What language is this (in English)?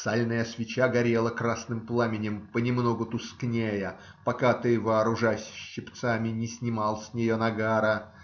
Russian